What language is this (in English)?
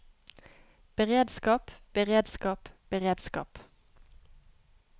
Norwegian